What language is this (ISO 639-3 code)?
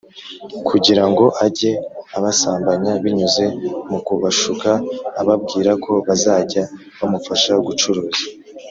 kin